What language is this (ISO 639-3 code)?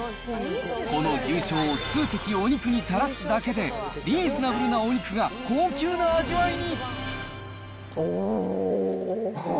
jpn